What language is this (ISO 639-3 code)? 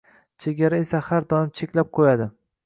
uzb